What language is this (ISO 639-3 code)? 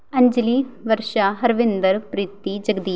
pan